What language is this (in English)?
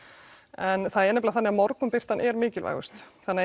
Icelandic